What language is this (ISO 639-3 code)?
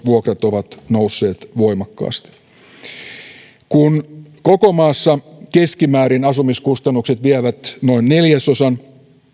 fin